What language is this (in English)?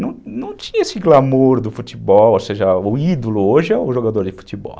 Portuguese